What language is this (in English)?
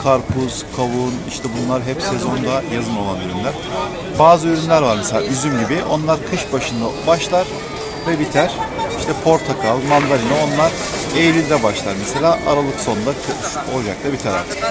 Russian